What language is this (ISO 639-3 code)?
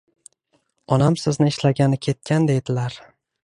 uzb